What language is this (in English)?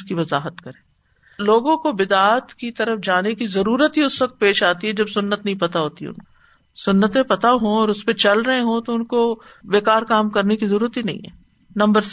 Urdu